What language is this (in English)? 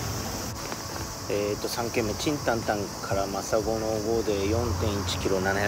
Japanese